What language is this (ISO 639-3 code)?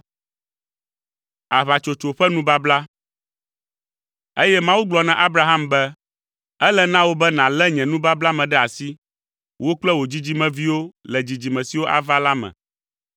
ewe